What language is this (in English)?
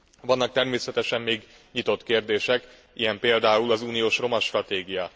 Hungarian